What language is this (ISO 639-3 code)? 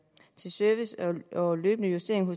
dan